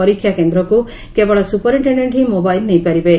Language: Odia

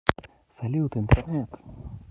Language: Russian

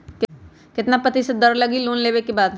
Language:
Magahi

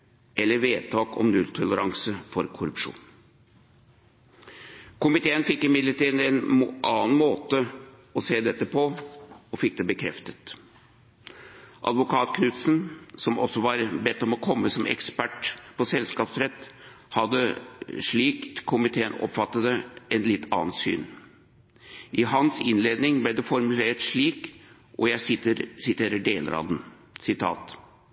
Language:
Norwegian Bokmål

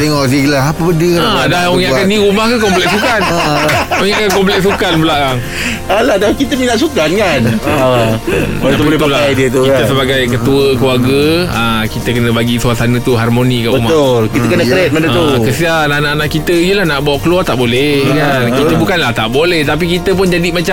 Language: Malay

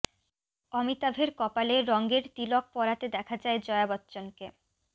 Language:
Bangla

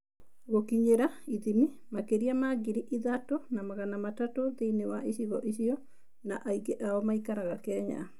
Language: Kikuyu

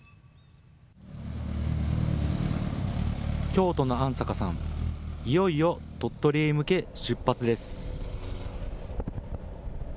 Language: Japanese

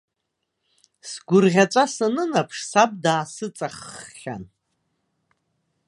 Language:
Abkhazian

